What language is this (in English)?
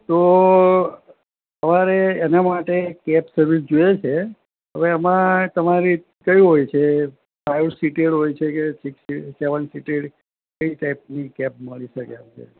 Gujarati